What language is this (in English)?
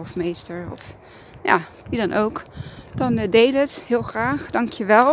Dutch